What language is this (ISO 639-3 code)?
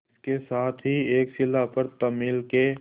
hin